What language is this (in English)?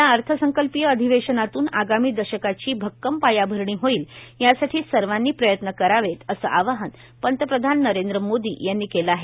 Marathi